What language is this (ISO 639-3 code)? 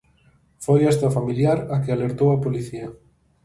glg